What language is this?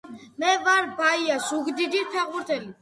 Georgian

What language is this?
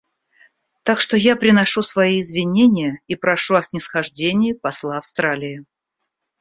Russian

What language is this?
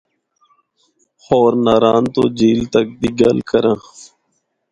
Northern Hindko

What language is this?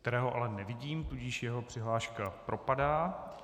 Czech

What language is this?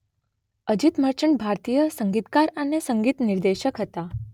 Gujarati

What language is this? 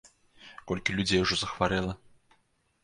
Belarusian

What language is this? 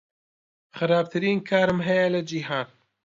Central Kurdish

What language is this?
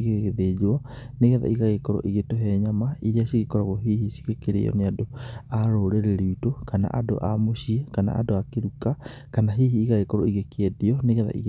Kikuyu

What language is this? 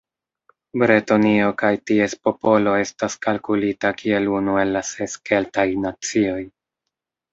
Esperanto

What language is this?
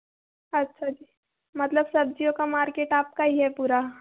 Hindi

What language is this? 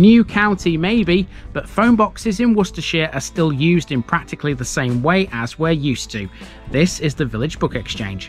English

